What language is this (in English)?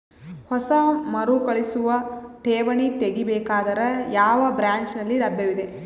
Kannada